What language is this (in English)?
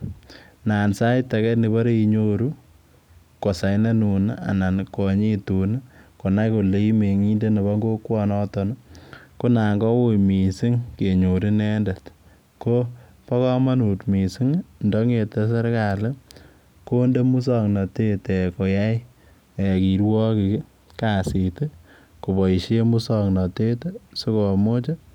Kalenjin